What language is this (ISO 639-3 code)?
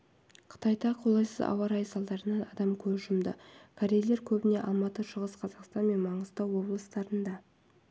kaz